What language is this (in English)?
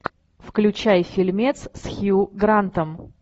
Russian